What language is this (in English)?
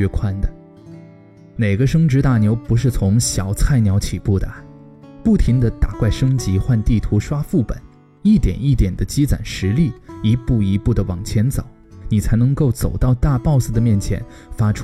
Chinese